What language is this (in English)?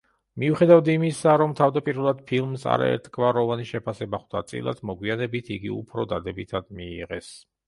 Georgian